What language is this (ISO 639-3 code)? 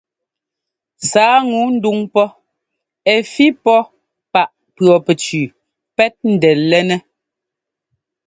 jgo